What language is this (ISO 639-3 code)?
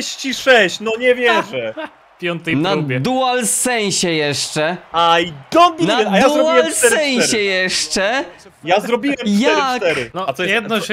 pol